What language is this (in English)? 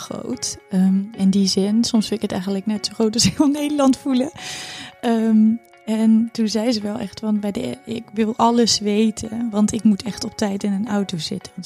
Dutch